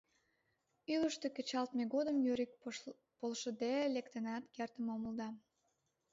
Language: Mari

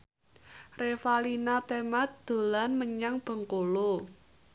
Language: Javanese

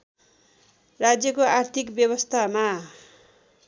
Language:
Nepali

